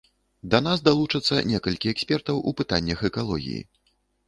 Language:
Belarusian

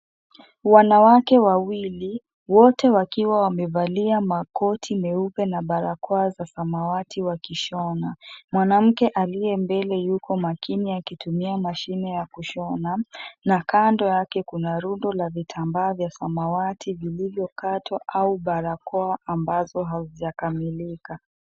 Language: Swahili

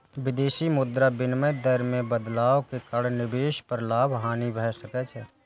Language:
Maithili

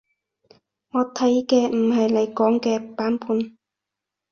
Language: Cantonese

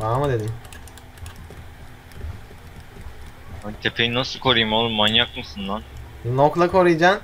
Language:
Turkish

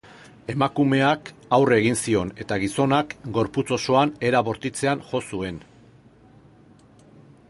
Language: Basque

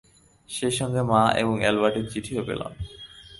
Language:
Bangla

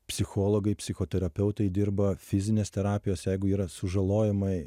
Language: Lithuanian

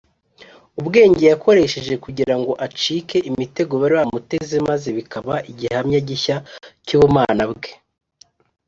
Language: Kinyarwanda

